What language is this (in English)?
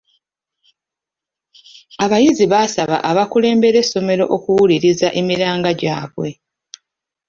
Ganda